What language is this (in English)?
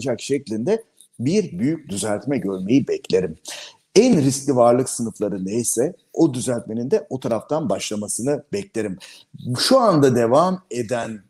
Turkish